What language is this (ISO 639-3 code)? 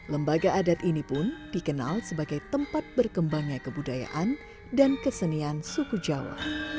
ind